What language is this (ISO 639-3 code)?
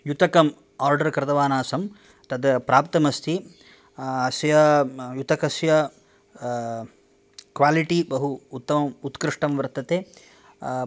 san